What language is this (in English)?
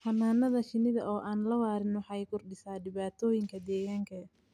Somali